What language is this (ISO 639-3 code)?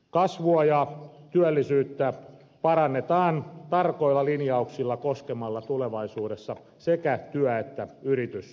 fin